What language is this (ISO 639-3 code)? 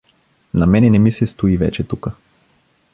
bul